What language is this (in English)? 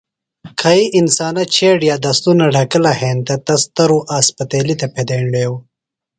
Phalura